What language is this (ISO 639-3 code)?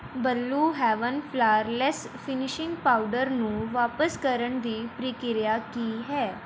pan